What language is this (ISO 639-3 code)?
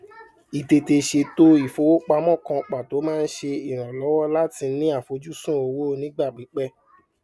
yor